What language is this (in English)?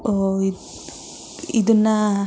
Kannada